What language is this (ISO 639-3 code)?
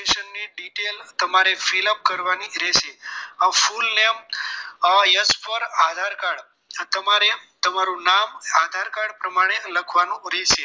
guj